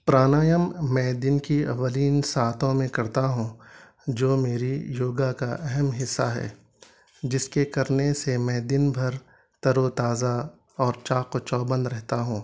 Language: Urdu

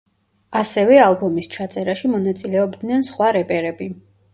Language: Georgian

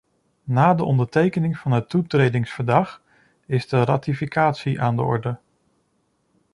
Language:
Dutch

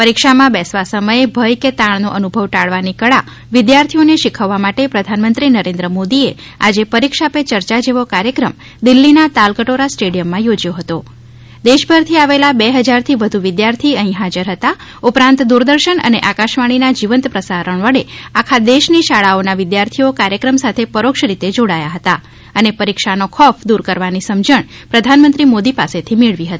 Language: Gujarati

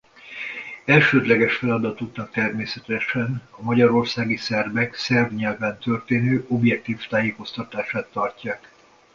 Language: Hungarian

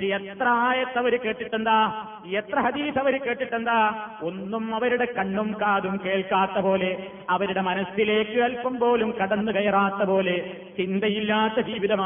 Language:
Malayalam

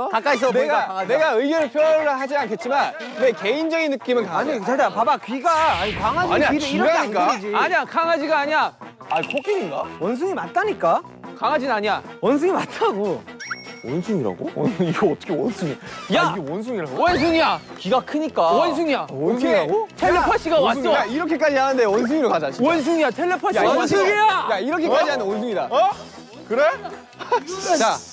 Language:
Korean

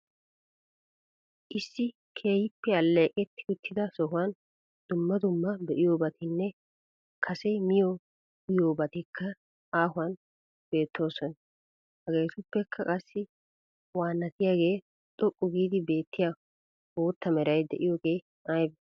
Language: Wolaytta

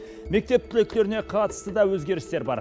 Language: Kazakh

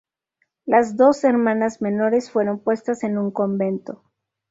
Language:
Spanish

